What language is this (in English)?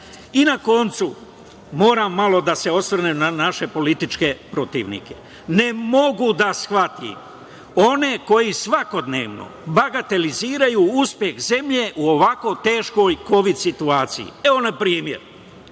Serbian